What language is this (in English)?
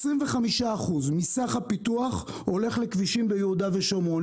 Hebrew